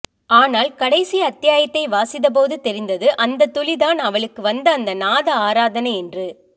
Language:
Tamil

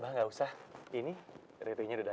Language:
Indonesian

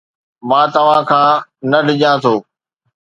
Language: Sindhi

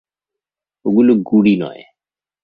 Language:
Bangla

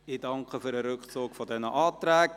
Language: Swiss German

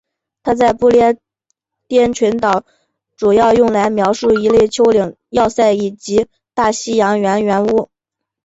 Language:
Chinese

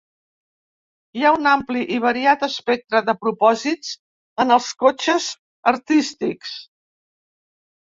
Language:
Catalan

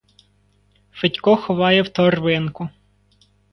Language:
Ukrainian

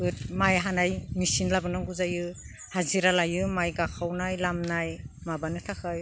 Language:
Bodo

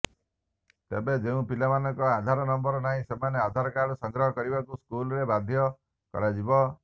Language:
Odia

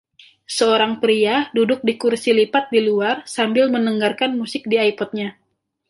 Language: Indonesian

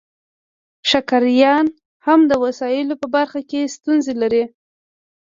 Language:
Pashto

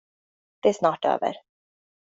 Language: Swedish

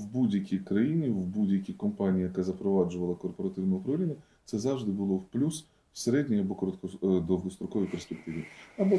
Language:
Ukrainian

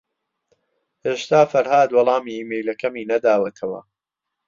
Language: Central Kurdish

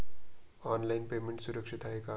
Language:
Marathi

